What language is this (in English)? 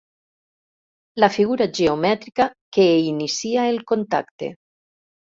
Catalan